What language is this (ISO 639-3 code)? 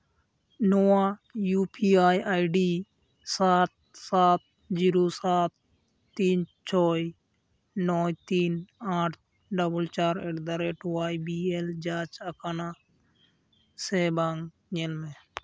sat